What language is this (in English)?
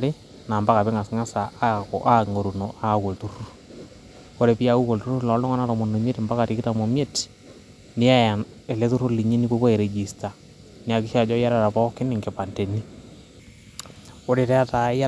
Masai